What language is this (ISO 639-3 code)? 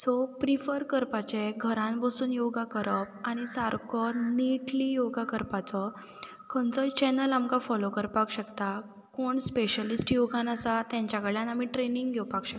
kok